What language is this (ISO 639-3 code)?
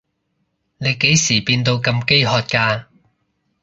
yue